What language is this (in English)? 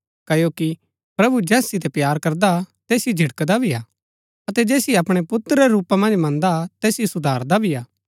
Gaddi